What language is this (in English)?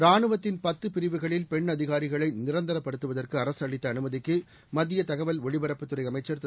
Tamil